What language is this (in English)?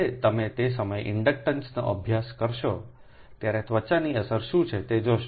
Gujarati